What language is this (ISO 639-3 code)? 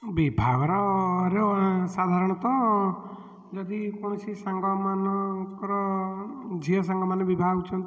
ori